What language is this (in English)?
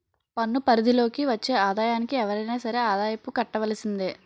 Telugu